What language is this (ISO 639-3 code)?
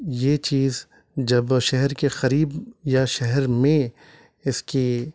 urd